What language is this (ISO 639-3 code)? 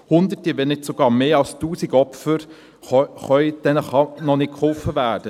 gsw